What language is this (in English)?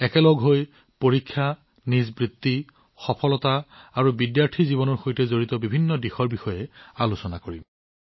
Assamese